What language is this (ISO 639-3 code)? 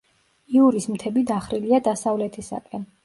kat